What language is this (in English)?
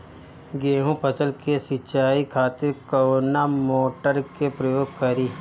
Bhojpuri